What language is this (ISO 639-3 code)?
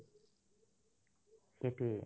asm